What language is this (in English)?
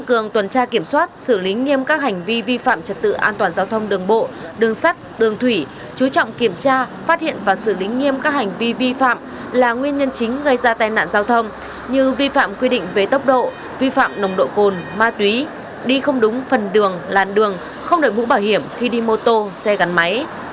Vietnamese